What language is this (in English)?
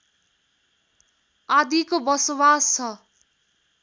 Nepali